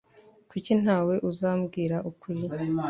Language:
Kinyarwanda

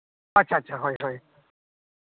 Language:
Santali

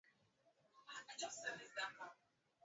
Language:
Swahili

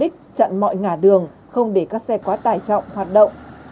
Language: Vietnamese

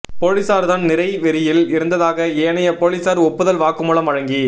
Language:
Tamil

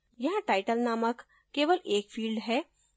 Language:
Hindi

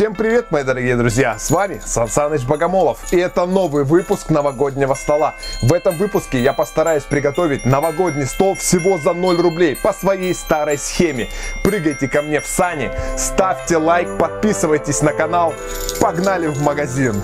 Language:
Russian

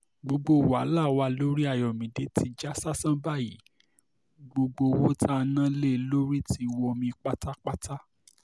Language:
Yoruba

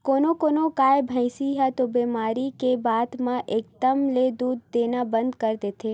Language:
Chhattisgarhi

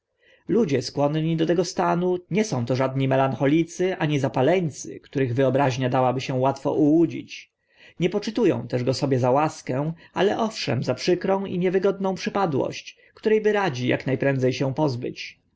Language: Polish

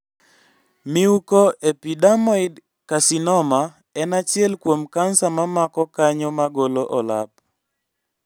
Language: Luo (Kenya and Tanzania)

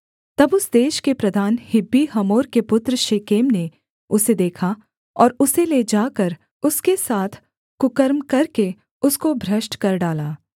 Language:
Hindi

